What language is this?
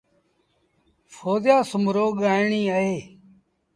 Sindhi Bhil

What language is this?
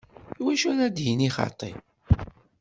Kabyle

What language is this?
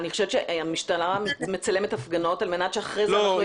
Hebrew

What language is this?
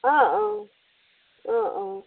Assamese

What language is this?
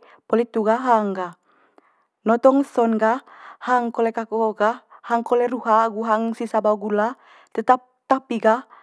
Manggarai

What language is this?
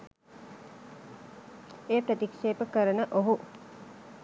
Sinhala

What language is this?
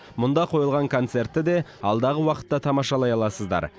Kazakh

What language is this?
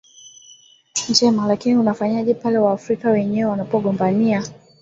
Swahili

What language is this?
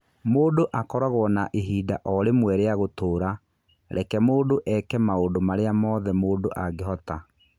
Kikuyu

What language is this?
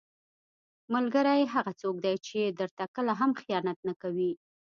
Pashto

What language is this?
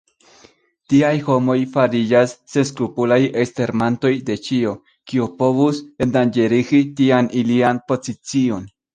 Esperanto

